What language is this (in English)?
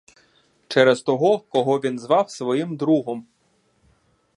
Ukrainian